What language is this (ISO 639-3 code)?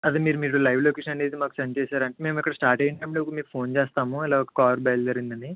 tel